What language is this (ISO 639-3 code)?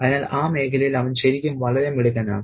mal